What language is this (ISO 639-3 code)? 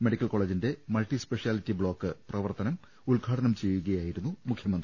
mal